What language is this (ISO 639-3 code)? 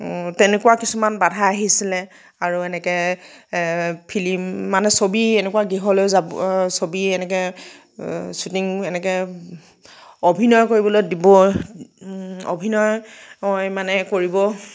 asm